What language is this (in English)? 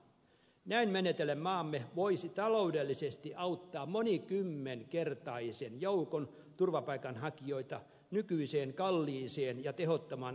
Finnish